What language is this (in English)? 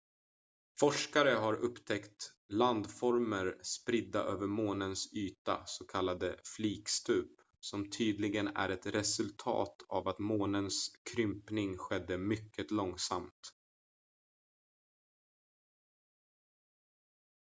Swedish